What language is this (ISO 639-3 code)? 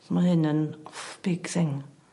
cym